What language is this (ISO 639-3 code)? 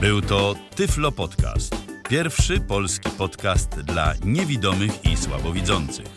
pol